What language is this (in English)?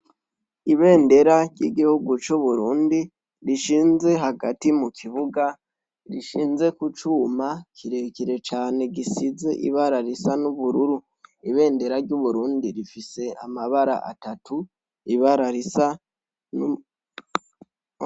Rundi